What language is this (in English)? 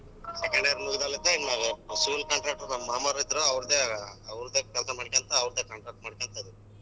Kannada